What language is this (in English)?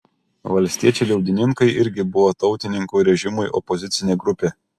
Lithuanian